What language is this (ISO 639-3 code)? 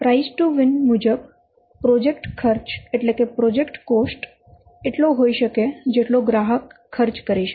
guj